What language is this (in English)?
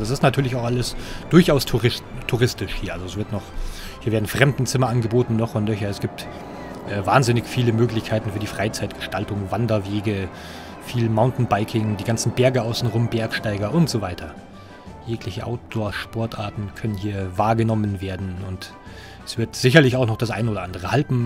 German